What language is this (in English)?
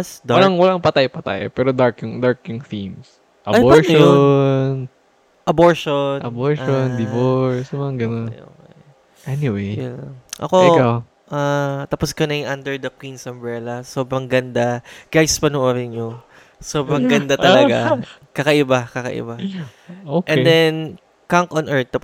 Filipino